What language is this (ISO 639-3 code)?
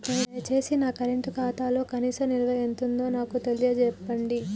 tel